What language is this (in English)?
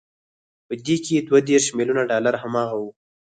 Pashto